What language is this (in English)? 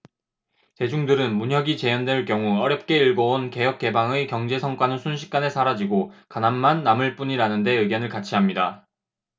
Korean